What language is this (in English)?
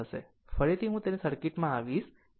Gujarati